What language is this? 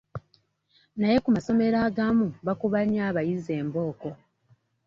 Ganda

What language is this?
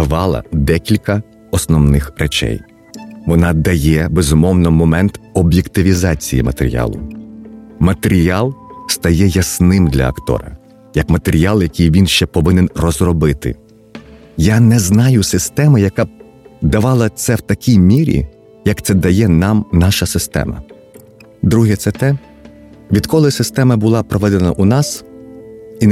Ukrainian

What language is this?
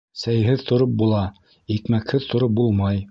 Bashkir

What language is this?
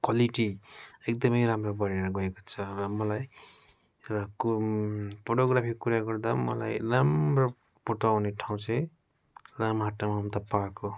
Nepali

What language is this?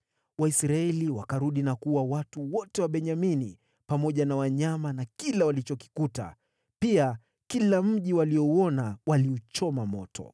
Swahili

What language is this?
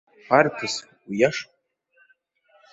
Abkhazian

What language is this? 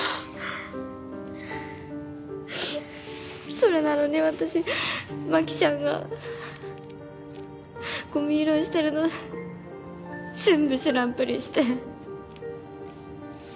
Japanese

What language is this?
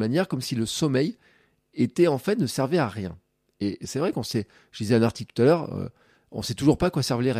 French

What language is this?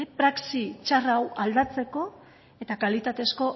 Basque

